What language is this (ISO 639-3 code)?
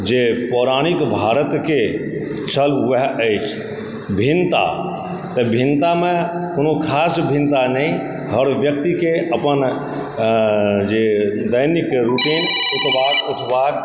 mai